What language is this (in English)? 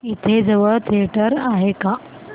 Marathi